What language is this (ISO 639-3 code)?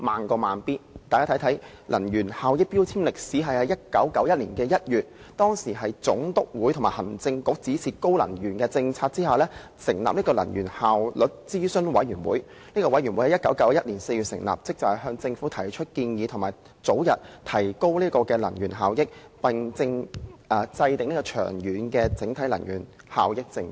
yue